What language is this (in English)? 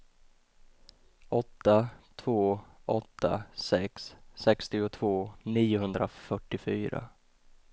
Swedish